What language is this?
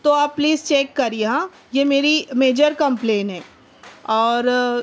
Urdu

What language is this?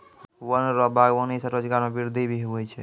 Maithili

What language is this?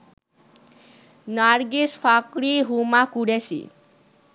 Bangla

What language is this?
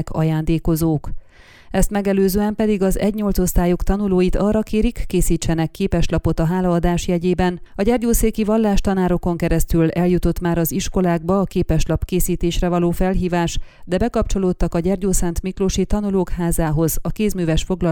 Hungarian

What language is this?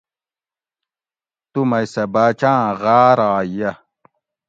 Gawri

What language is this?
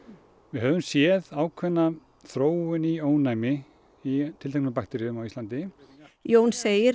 Icelandic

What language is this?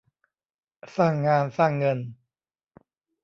Thai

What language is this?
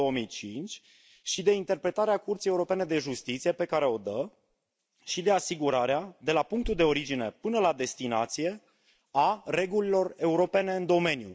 Romanian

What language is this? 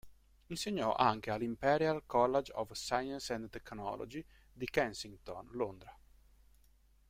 Italian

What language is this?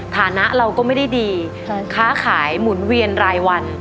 Thai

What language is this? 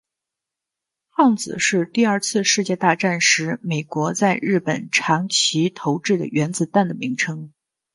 Chinese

